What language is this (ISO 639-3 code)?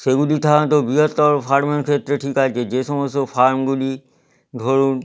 ben